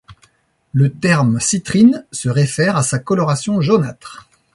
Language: French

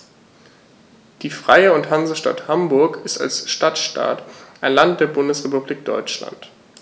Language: German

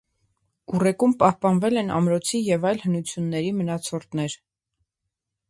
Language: Armenian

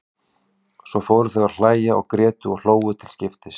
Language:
Icelandic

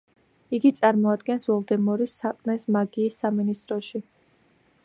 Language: Georgian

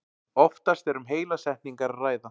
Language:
Icelandic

